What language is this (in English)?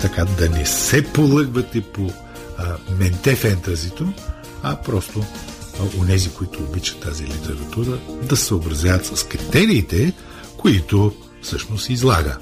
Bulgarian